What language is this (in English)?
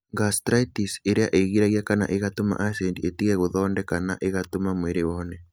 Kikuyu